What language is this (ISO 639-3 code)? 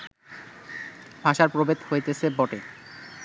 ben